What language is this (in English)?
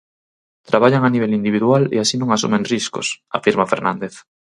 Galician